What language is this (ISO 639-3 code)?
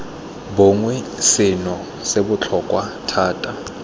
tsn